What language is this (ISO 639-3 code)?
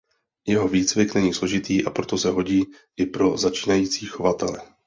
ces